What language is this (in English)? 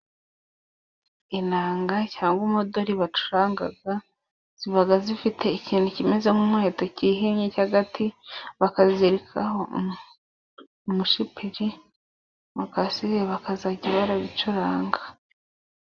Kinyarwanda